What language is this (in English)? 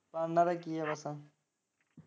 Punjabi